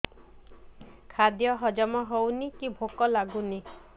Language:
Odia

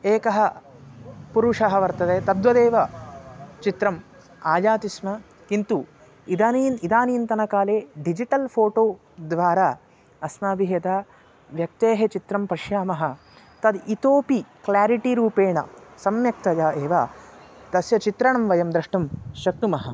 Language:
Sanskrit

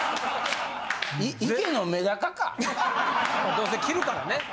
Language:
Japanese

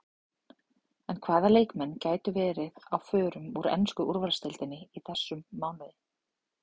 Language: Icelandic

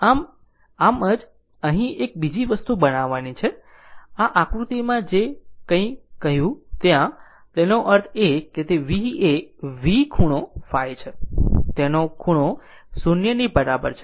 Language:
Gujarati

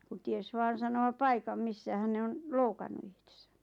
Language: Finnish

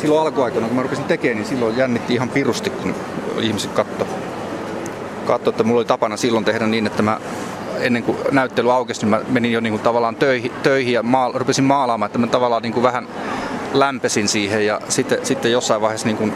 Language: Finnish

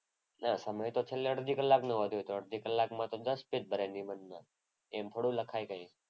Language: Gujarati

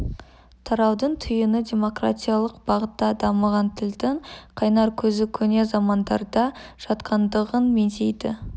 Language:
Kazakh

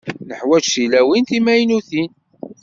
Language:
Kabyle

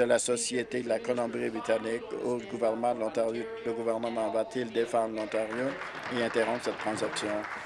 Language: French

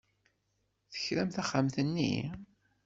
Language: Kabyle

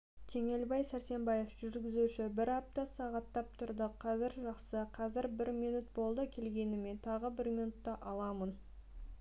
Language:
Kazakh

